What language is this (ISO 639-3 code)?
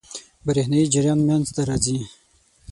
pus